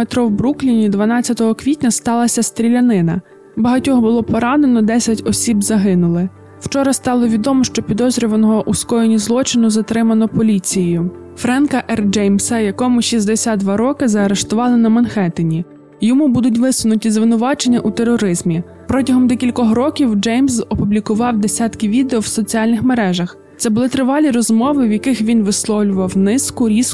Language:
Ukrainian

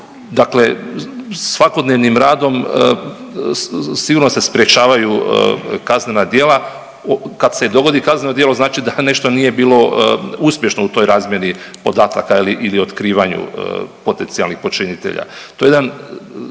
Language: Croatian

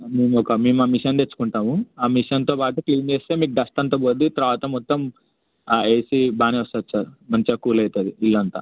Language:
Telugu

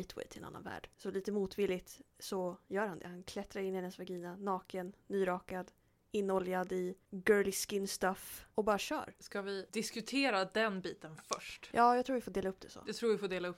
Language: Swedish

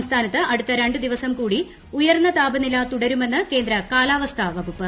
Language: Malayalam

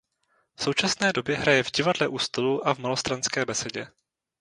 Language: Czech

